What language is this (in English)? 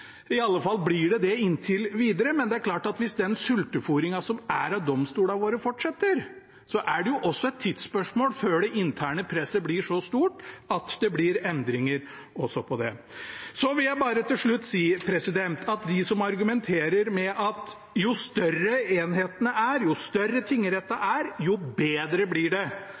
Norwegian Bokmål